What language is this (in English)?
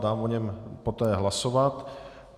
Czech